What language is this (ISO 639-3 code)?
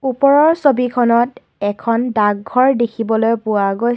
asm